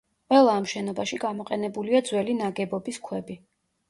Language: Georgian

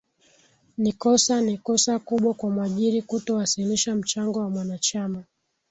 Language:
Swahili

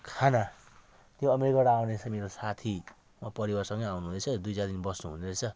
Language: Nepali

